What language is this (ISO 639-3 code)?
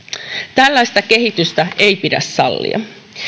fin